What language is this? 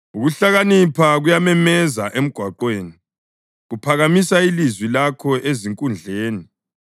North Ndebele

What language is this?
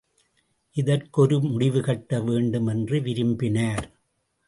Tamil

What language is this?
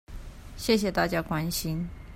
Chinese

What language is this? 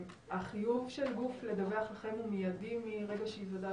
Hebrew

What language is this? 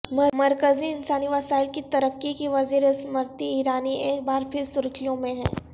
Urdu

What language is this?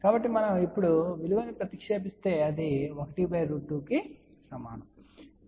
Telugu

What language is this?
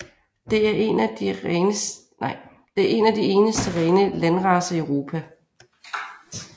Danish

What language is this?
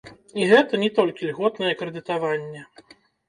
Belarusian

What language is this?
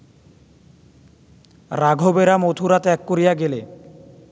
Bangla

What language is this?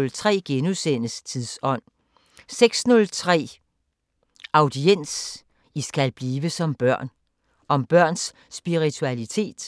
Danish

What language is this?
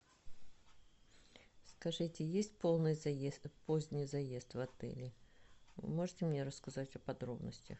Russian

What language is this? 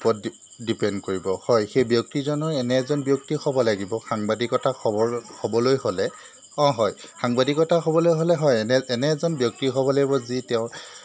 Assamese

